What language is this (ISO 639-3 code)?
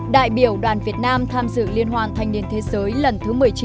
vie